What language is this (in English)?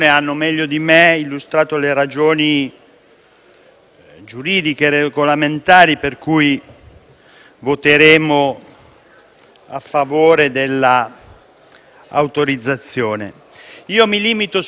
Italian